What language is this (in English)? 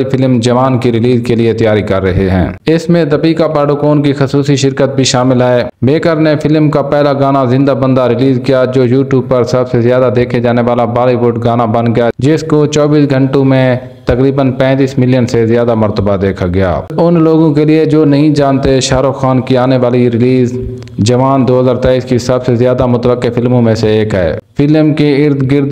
Hindi